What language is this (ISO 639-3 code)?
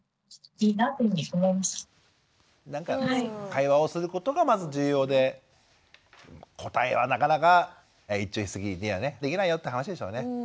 jpn